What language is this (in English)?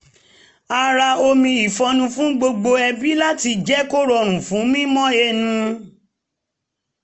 Yoruba